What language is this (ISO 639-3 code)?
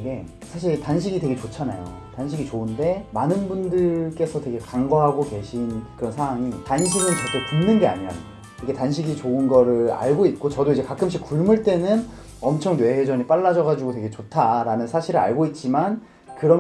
kor